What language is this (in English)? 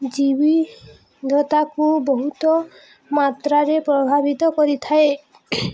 Odia